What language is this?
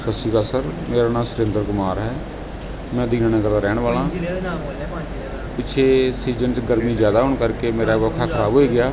Punjabi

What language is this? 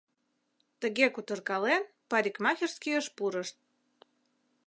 Mari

